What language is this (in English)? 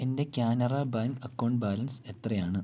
Malayalam